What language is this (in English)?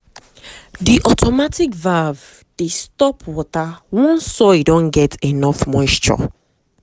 Nigerian Pidgin